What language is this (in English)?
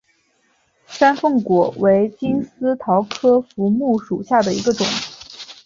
Chinese